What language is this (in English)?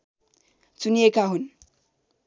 Nepali